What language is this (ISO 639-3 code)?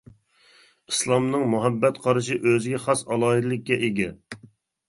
uig